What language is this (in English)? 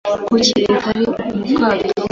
Kinyarwanda